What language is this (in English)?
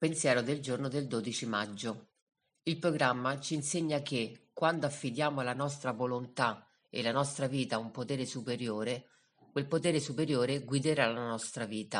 Italian